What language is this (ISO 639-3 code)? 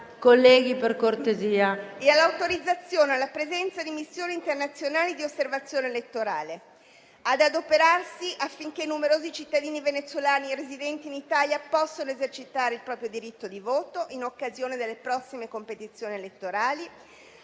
ita